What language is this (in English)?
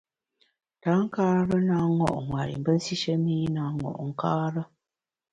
Bamun